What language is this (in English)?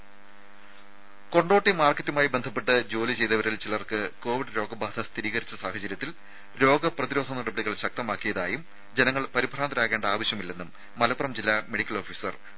Malayalam